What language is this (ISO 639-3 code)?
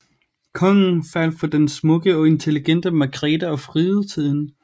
dan